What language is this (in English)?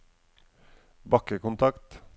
Norwegian